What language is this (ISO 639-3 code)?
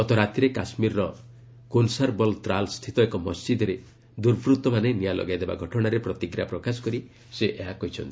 ori